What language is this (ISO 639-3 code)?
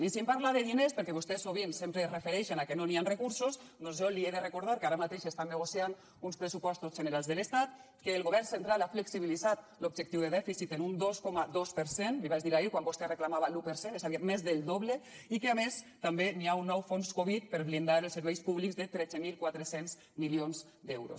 cat